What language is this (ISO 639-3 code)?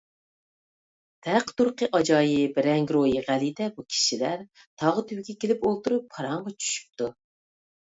uig